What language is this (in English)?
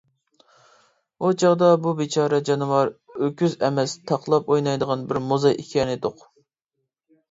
Uyghur